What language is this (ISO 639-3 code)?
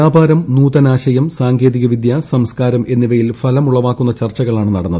mal